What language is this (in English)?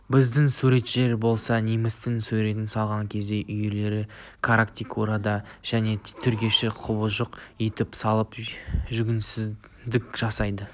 Kazakh